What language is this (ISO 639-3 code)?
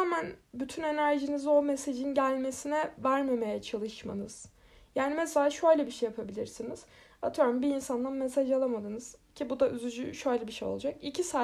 tur